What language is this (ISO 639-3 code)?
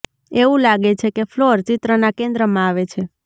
guj